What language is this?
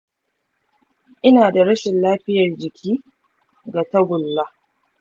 Hausa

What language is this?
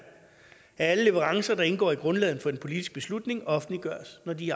Danish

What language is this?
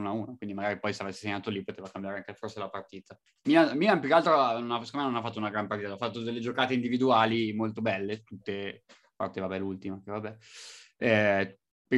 Italian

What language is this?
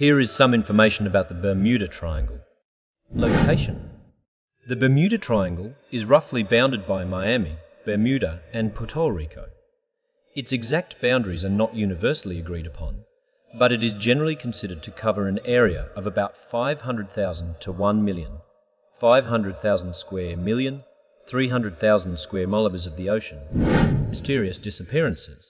English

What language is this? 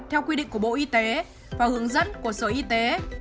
Vietnamese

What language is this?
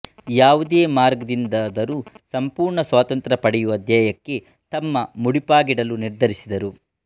Kannada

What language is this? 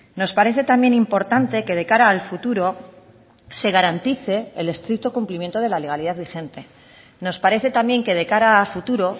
Spanish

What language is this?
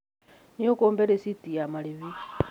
Kikuyu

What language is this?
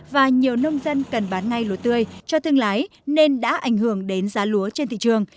Vietnamese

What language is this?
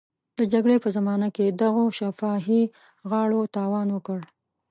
Pashto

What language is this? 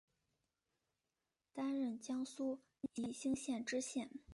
Chinese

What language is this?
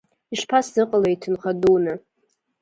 Abkhazian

